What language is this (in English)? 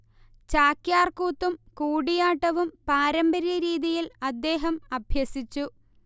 Malayalam